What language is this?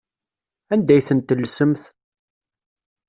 Kabyle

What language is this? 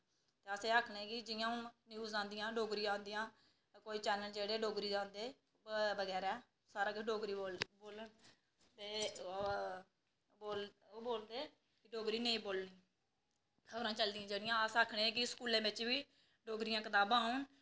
Dogri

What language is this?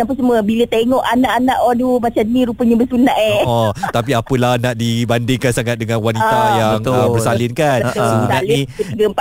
Malay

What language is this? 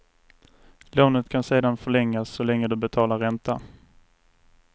Swedish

